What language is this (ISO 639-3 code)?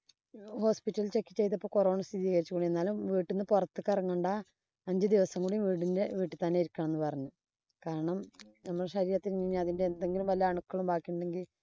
mal